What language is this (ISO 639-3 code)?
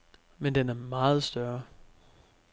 dan